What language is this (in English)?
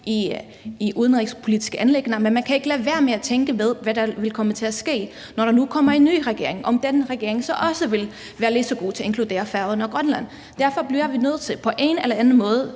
Danish